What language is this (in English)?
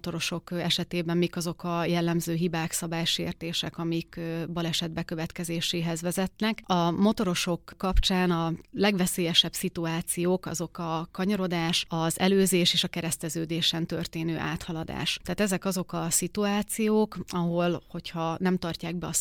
Hungarian